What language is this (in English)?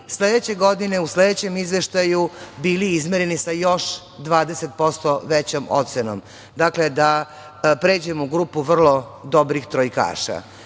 Serbian